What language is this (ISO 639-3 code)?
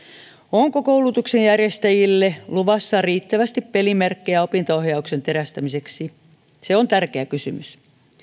fin